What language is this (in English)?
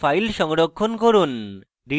Bangla